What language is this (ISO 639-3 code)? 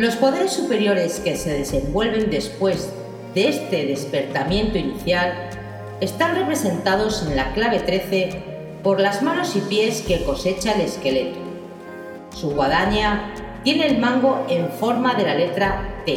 spa